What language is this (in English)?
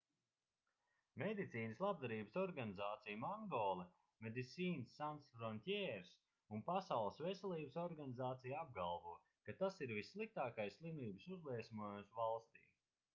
Latvian